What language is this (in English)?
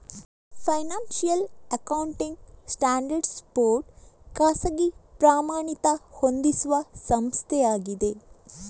Kannada